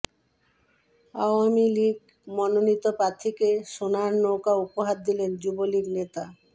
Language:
Bangla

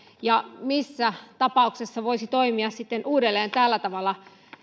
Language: Finnish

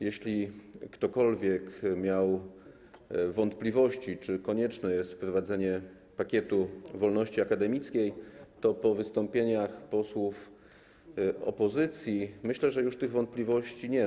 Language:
Polish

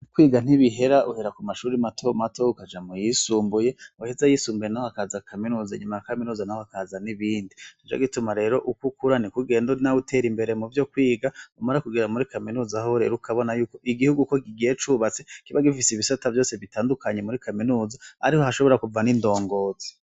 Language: Rundi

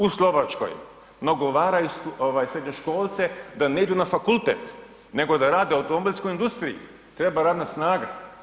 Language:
Croatian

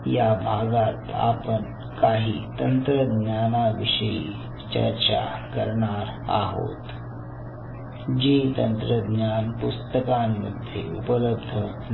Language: Marathi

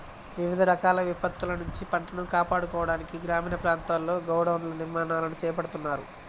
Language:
Telugu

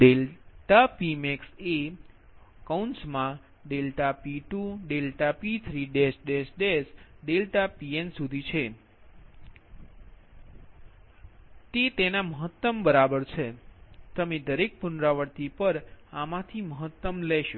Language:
Gujarati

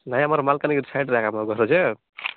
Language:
Odia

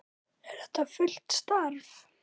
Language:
Icelandic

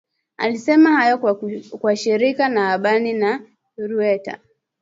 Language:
Swahili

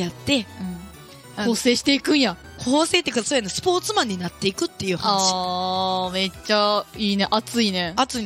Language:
Japanese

